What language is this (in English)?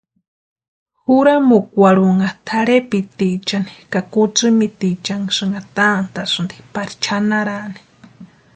Western Highland Purepecha